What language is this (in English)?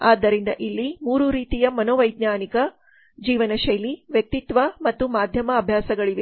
Kannada